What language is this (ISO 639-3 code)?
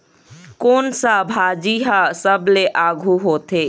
hne